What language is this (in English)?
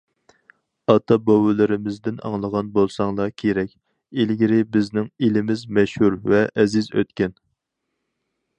Uyghur